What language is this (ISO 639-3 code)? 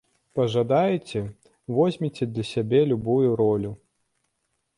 bel